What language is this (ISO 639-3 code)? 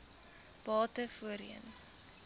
afr